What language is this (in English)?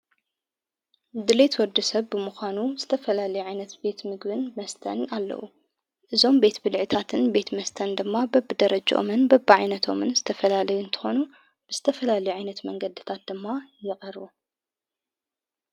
Tigrinya